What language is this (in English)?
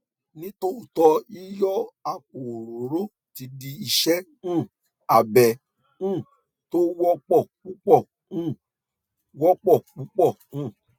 Yoruba